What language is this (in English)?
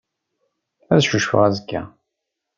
Kabyle